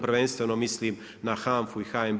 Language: Croatian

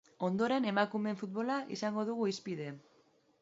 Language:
Basque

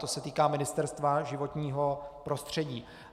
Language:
Czech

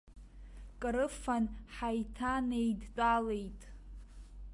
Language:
Abkhazian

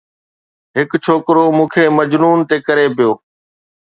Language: Sindhi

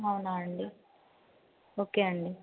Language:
Telugu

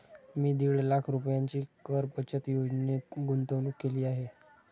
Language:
Marathi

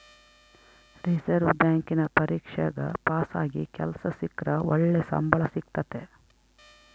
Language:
Kannada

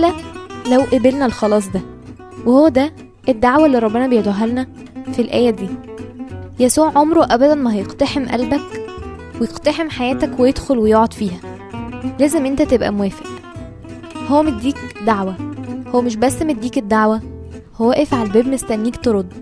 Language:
Arabic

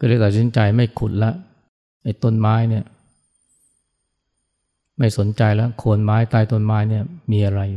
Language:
Thai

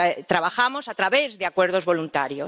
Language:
Spanish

